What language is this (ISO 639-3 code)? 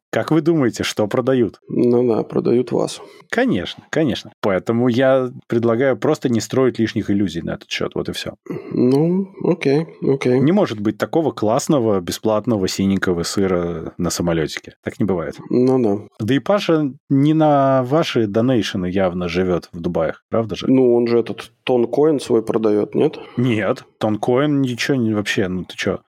rus